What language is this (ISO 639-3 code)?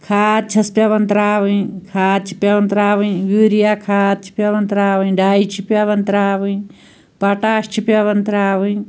kas